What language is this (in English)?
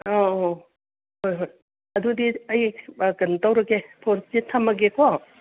Manipuri